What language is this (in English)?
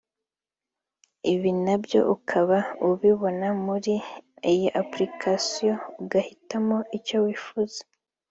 Kinyarwanda